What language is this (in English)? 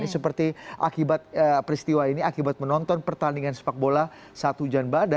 Indonesian